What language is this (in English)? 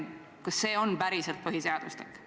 Estonian